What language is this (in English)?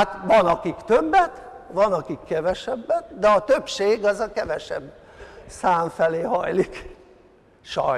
Hungarian